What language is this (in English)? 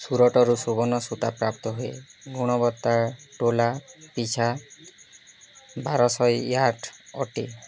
Odia